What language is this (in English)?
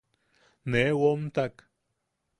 Yaqui